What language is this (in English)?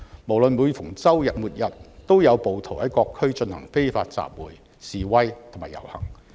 Cantonese